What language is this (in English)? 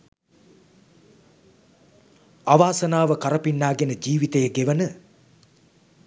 Sinhala